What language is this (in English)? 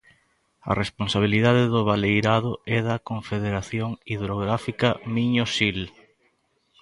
Galician